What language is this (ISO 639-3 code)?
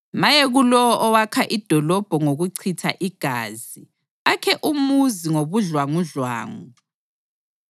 nde